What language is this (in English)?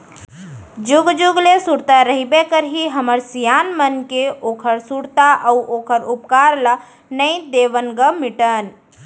Chhattisgarhi